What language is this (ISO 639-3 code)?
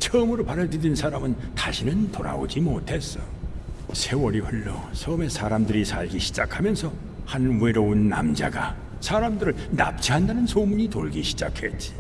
kor